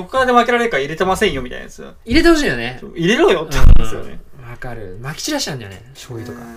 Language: Japanese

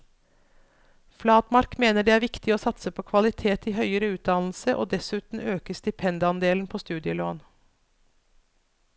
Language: Norwegian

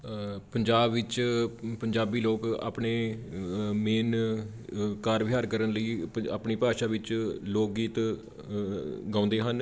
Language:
Punjabi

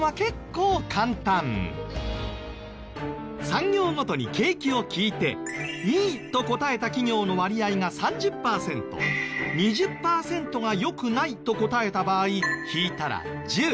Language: Japanese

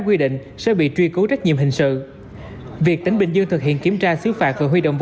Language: Vietnamese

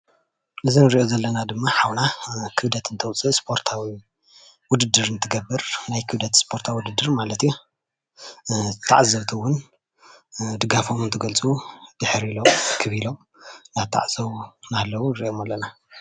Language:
Tigrinya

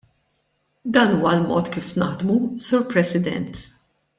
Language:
Maltese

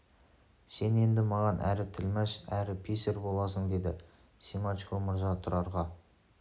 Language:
Kazakh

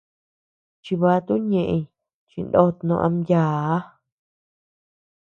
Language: Tepeuxila Cuicatec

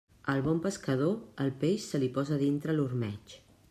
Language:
Catalan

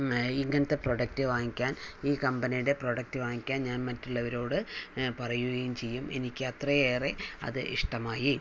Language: Malayalam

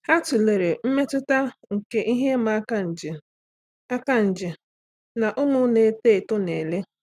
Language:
Igbo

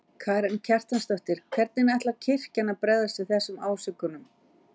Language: Icelandic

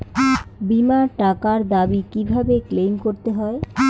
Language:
Bangla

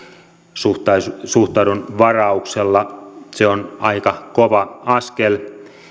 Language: Finnish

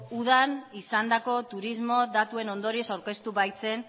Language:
Basque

